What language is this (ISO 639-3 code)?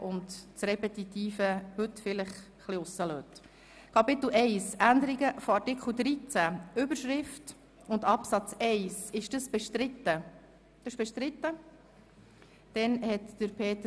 gsw